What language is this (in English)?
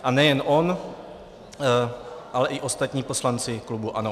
Czech